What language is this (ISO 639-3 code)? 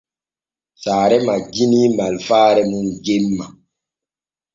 fue